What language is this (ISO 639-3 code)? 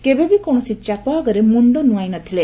ori